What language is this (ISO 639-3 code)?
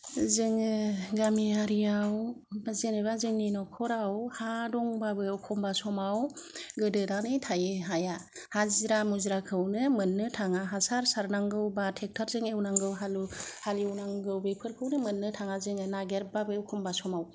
brx